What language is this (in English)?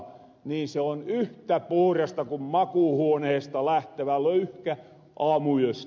Finnish